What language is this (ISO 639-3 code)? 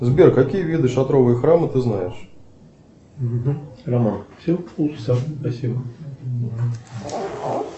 rus